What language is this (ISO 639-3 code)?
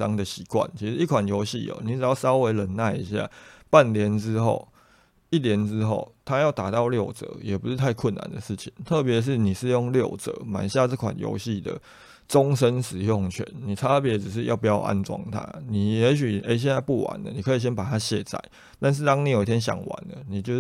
zho